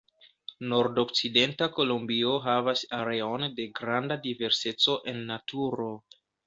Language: Esperanto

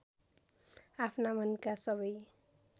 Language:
Nepali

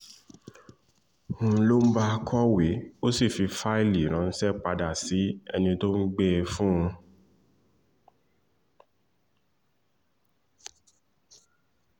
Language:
Yoruba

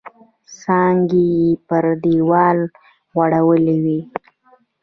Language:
Pashto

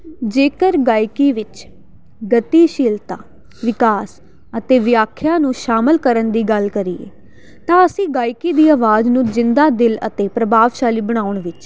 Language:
Punjabi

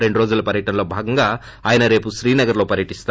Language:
Telugu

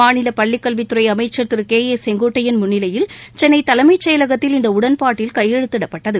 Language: Tamil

